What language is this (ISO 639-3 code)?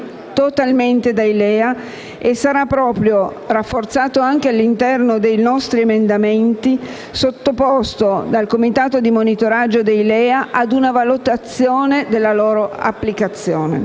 ita